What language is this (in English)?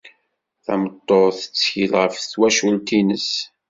Kabyle